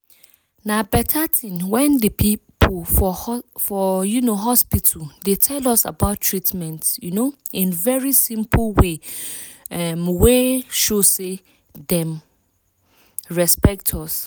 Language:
Nigerian Pidgin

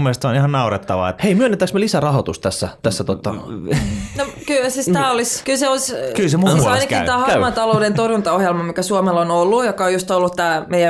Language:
Finnish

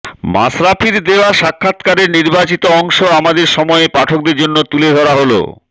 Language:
Bangla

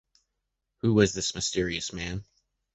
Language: English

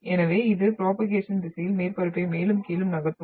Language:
Tamil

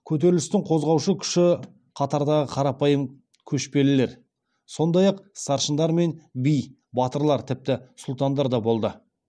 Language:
Kazakh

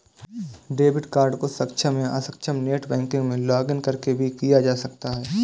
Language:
Hindi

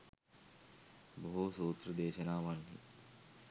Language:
Sinhala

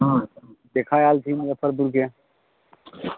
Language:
Maithili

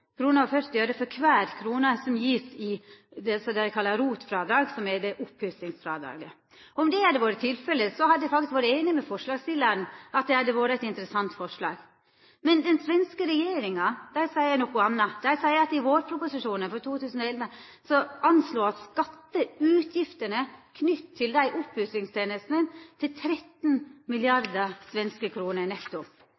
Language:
Norwegian Nynorsk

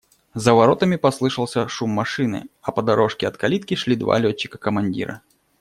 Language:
Russian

